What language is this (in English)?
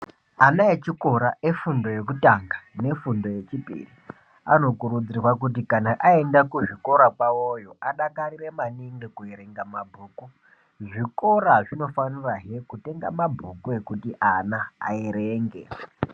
Ndau